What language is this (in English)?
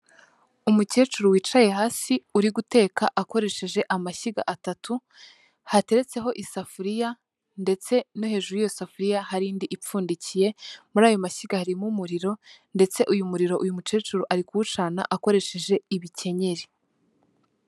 Kinyarwanda